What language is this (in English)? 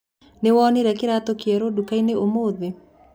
Kikuyu